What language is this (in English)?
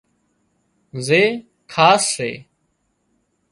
Wadiyara Koli